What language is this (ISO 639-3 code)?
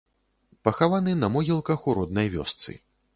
bel